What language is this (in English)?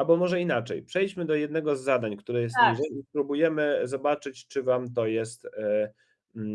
Polish